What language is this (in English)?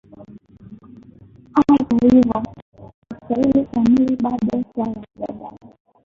Swahili